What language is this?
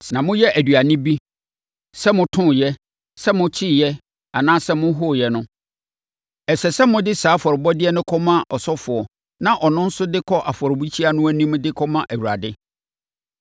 Akan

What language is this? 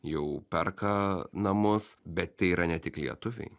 Lithuanian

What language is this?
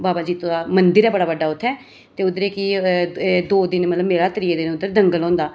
Dogri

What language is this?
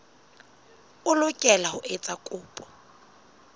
Southern Sotho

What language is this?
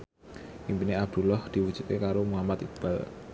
Javanese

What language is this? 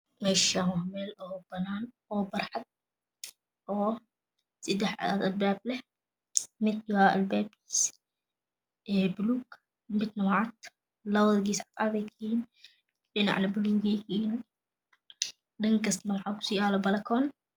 Somali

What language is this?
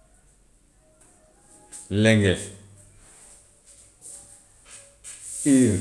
Gambian Wolof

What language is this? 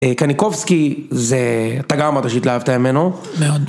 Hebrew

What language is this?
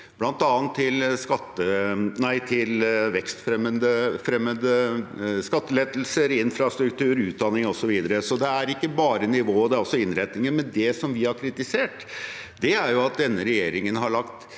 Norwegian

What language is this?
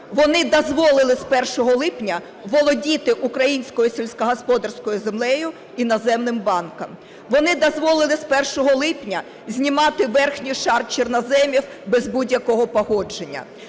Ukrainian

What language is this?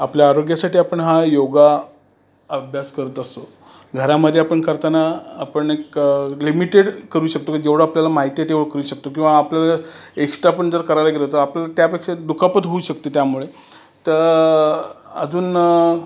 Marathi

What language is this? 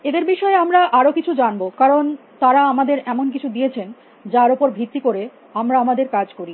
Bangla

